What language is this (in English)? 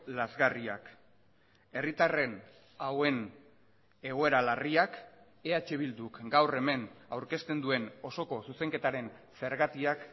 Basque